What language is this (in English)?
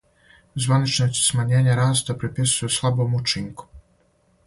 Serbian